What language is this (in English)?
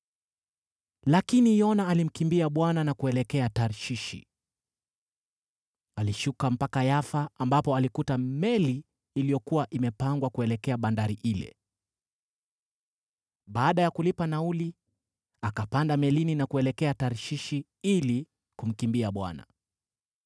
Swahili